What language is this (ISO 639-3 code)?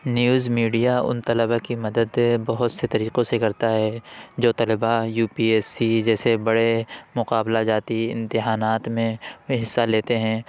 urd